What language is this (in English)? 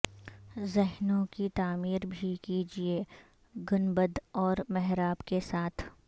Urdu